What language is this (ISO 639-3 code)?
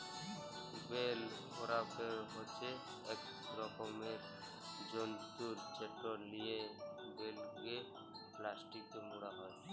ben